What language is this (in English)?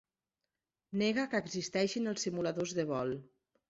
Catalan